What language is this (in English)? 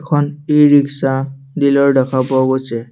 Assamese